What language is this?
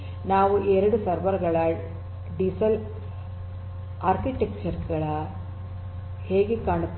Kannada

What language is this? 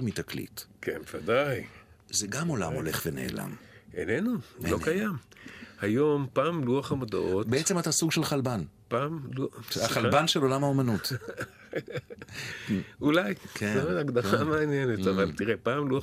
Hebrew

